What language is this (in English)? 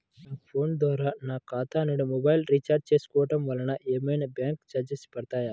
Telugu